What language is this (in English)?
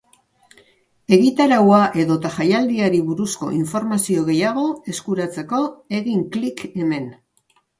Basque